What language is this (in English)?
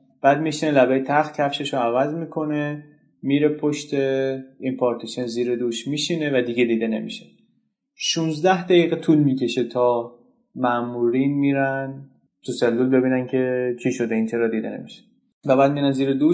Persian